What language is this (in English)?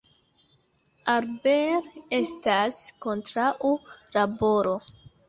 Esperanto